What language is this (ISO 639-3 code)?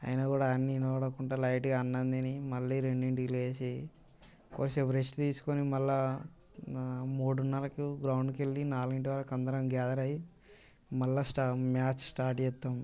tel